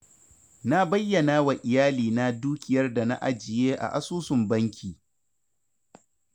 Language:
Hausa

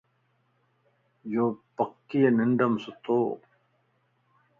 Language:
Lasi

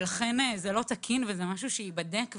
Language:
Hebrew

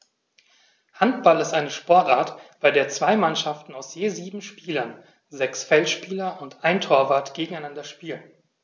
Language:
German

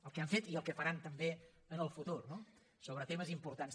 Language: Catalan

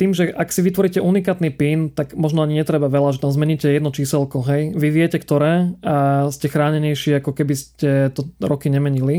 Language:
Slovak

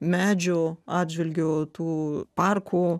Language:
Lithuanian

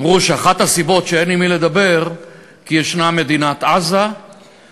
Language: Hebrew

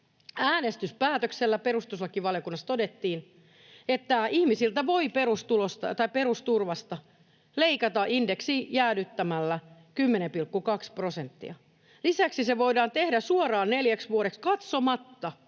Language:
Finnish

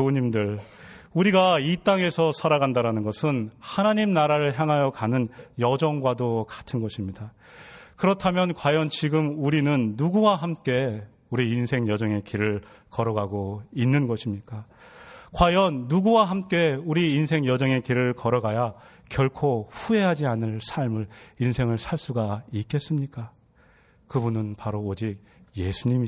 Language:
Korean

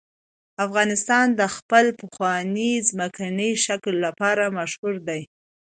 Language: Pashto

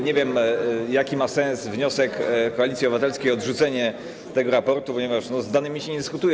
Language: Polish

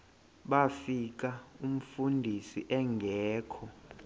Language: Xhosa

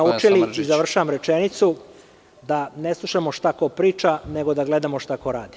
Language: Serbian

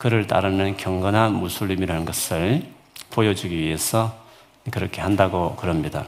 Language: Korean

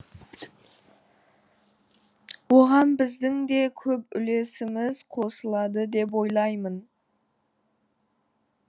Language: Kazakh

